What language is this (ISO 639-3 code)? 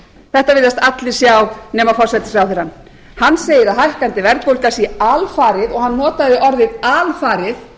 isl